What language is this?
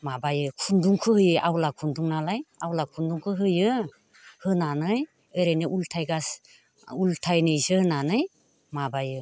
Bodo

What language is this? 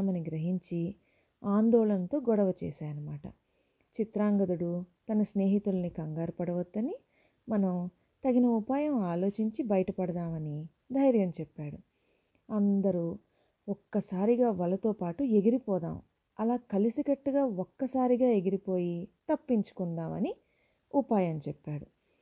Telugu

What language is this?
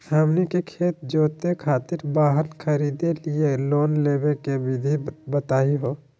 Magahi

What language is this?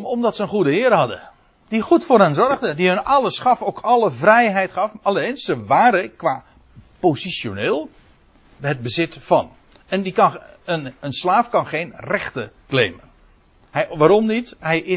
Dutch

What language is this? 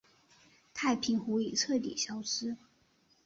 Chinese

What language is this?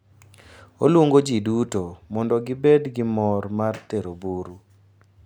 Luo (Kenya and Tanzania)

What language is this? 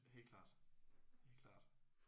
Danish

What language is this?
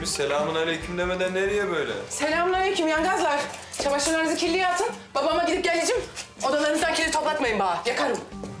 Turkish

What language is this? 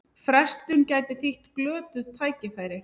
Icelandic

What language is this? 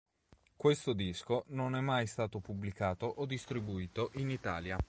Italian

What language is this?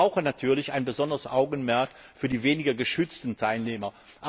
German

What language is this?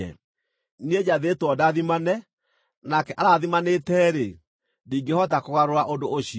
Kikuyu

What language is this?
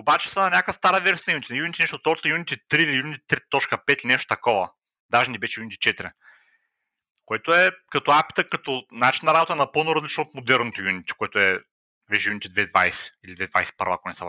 Bulgarian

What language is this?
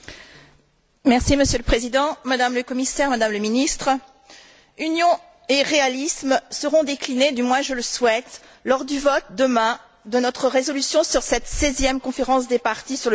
French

